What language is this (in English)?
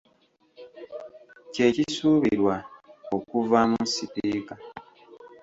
Ganda